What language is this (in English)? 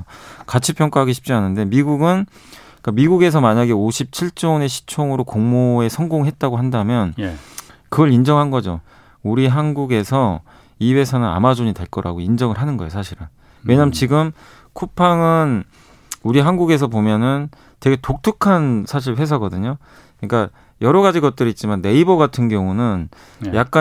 Korean